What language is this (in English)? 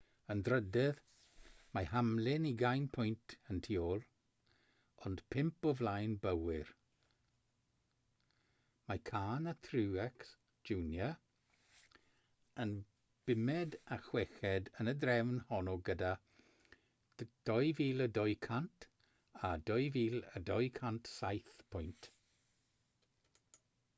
Welsh